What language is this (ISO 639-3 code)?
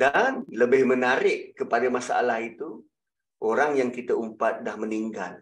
msa